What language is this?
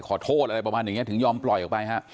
Thai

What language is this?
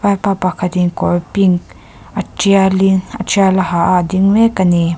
Mizo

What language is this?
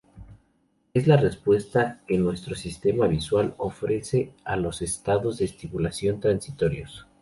Spanish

